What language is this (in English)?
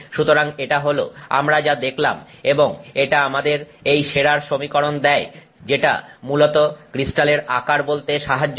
Bangla